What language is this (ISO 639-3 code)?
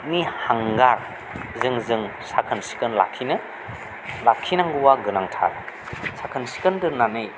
brx